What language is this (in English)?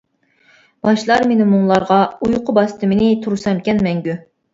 Uyghur